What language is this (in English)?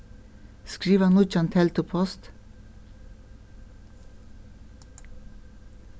Faroese